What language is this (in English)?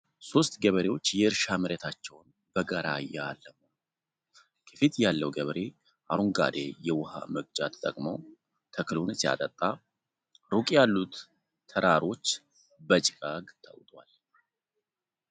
Amharic